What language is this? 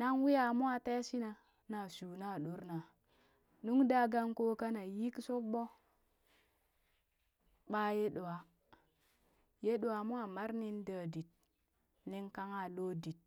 Burak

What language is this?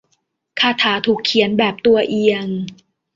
Thai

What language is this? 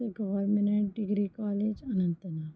Kashmiri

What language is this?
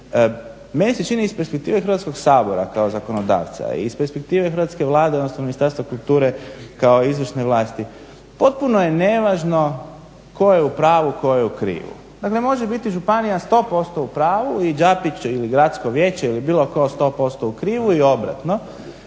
Croatian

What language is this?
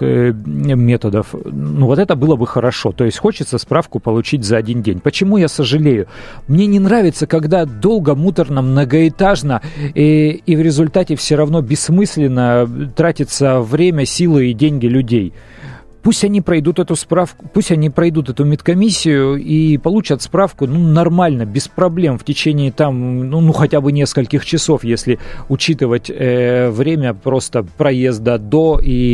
Russian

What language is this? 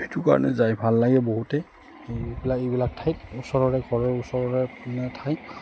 Assamese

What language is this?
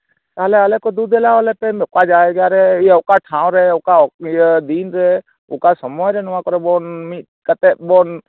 Santali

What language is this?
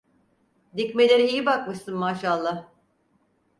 Turkish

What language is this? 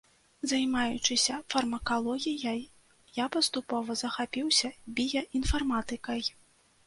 Belarusian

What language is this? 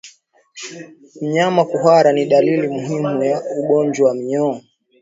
Swahili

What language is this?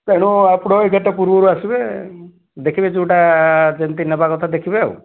Odia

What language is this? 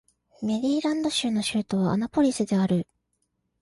Japanese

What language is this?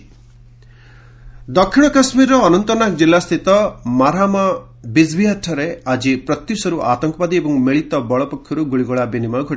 Odia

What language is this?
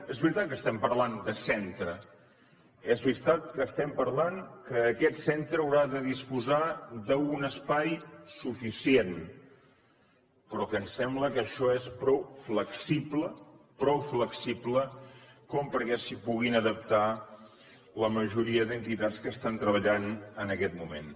Catalan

